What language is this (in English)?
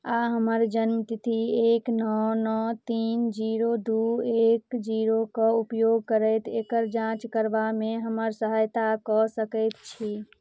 Maithili